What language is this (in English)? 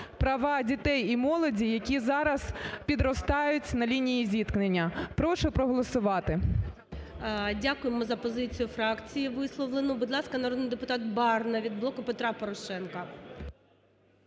Ukrainian